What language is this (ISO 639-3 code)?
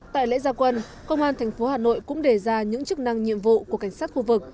vie